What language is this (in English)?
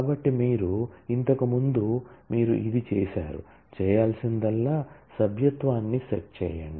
Telugu